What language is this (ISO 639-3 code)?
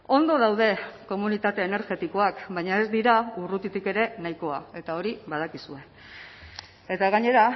eus